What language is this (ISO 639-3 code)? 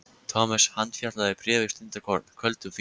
isl